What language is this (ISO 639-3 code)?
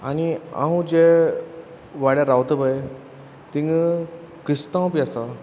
kok